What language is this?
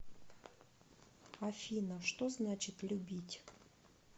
Russian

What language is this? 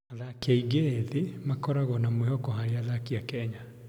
Kikuyu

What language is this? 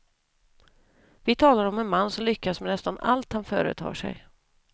Swedish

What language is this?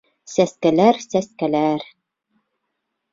Bashkir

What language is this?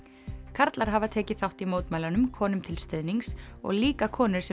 Icelandic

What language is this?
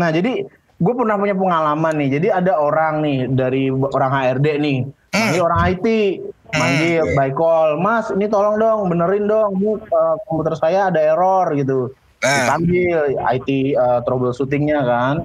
Indonesian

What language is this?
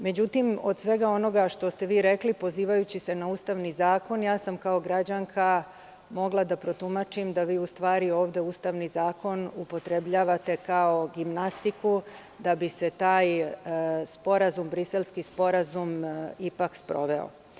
Serbian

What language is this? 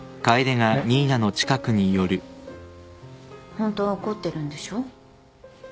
Japanese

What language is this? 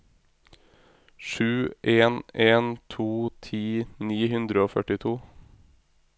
Norwegian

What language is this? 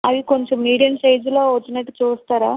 Telugu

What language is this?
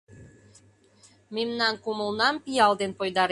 Mari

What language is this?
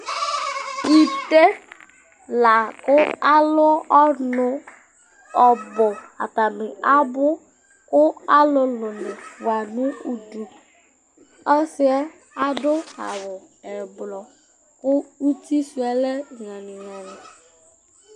Ikposo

